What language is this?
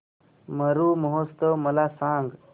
Marathi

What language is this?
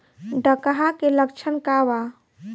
Bhojpuri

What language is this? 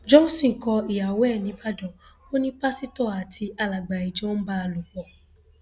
Yoruba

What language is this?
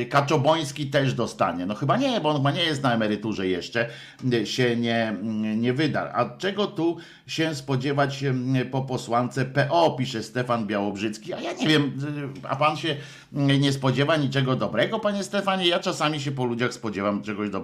Polish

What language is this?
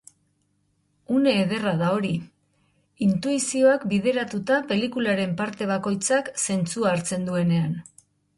Basque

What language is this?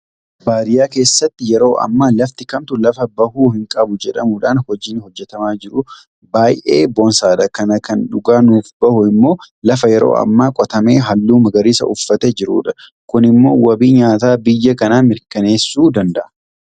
Oromo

